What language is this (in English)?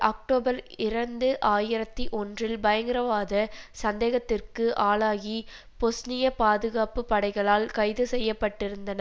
Tamil